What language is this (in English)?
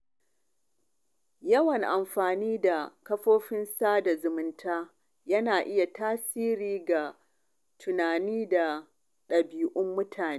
Hausa